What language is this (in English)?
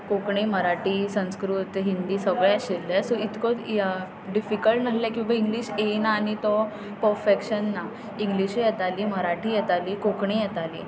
Konkani